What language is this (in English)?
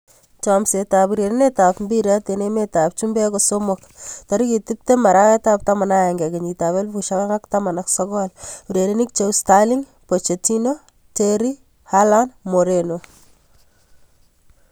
Kalenjin